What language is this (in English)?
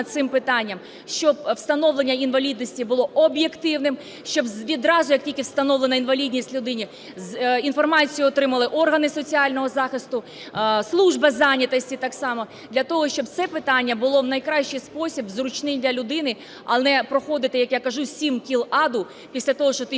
Ukrainian